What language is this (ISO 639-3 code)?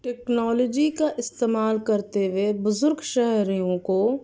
urd